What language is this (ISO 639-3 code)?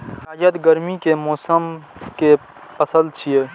mai